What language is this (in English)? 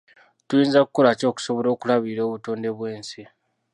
Ganda